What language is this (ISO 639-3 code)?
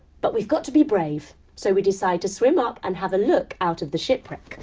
eng